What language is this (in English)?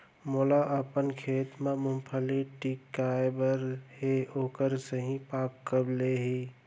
Chhattisgarhi